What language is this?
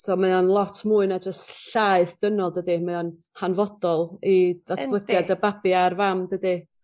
Welsh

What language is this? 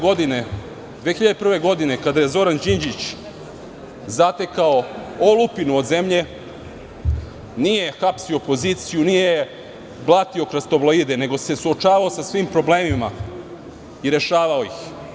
Serbian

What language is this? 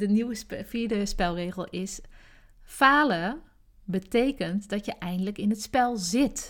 Dutch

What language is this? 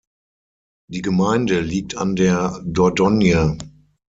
German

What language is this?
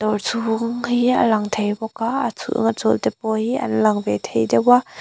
Mizo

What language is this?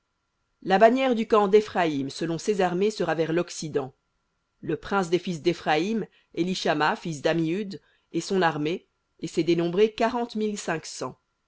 French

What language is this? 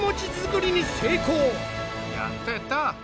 Japanese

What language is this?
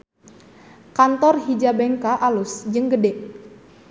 Sundanese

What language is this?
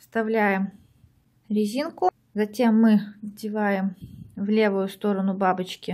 Russian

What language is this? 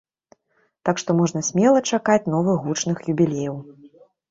Belarusian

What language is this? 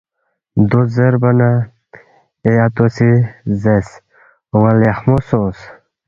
Balti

